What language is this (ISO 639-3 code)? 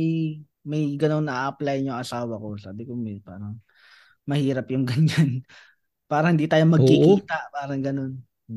fil